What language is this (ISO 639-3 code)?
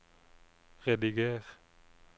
nor